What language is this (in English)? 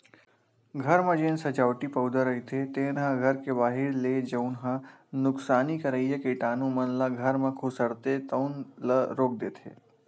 Chhattisgarhi